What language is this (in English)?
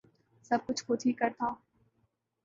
Urdu